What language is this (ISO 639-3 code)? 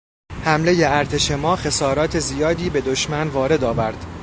fas